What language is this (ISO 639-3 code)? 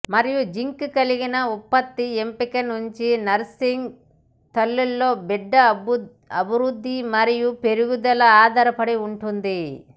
tel